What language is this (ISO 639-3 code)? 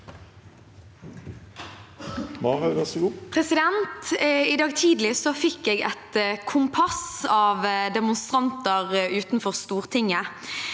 nor